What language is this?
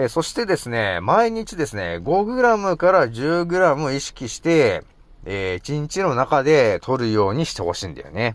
Japanese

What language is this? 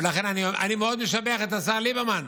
Hebrew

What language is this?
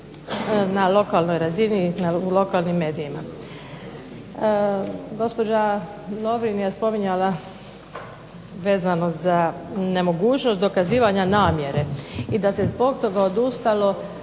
Croatian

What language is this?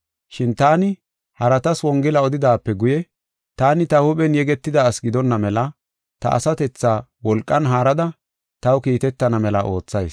Gofa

